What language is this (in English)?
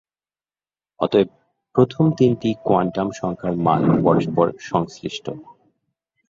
Bangla